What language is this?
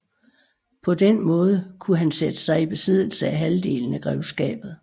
Danish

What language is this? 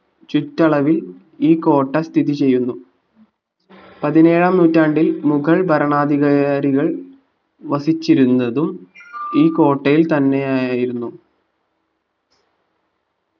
Malayalam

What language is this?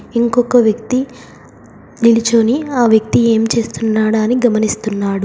Telugu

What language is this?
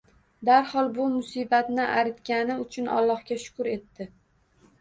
Uzbek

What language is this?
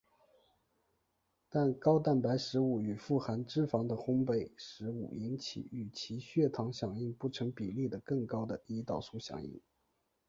Chinese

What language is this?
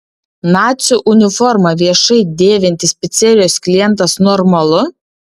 Lithuanian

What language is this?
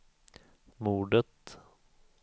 Swedish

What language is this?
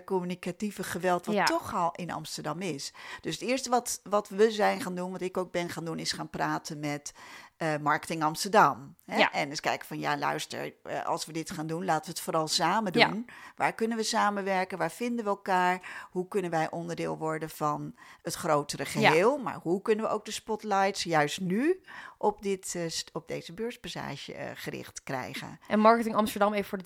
Dutch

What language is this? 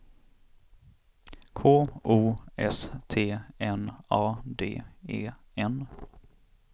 Swedish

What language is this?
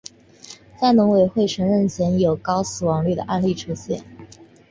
Chinese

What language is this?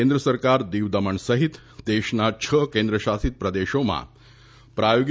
Gujarati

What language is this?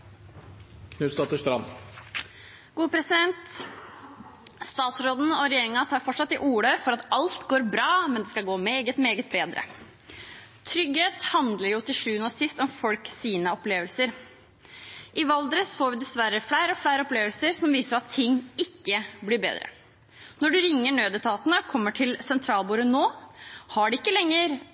Norwegian Bokmål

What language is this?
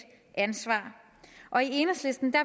Danish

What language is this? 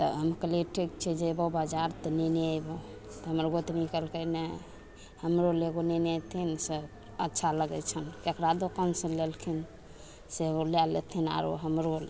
Maithili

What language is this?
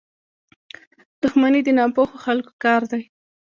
Pashto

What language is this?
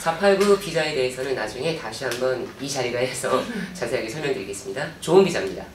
Korean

